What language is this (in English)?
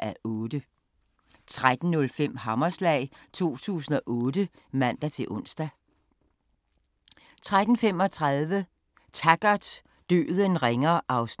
Danish